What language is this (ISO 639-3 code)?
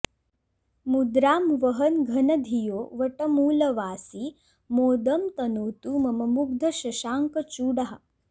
san